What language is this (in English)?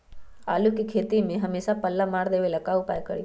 Magahi